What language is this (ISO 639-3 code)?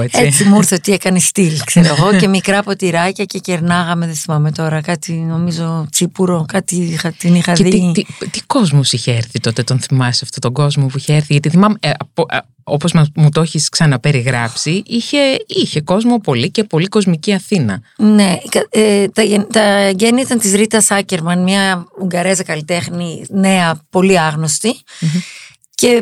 ell